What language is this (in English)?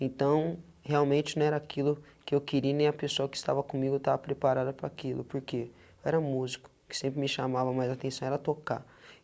Portuguese